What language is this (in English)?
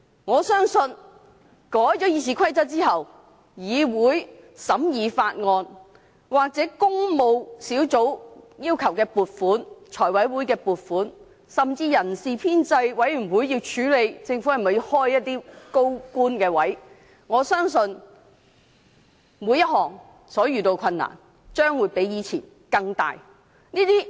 Cantonese